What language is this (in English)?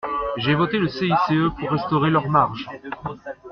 French